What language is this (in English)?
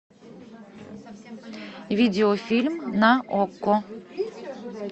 Russian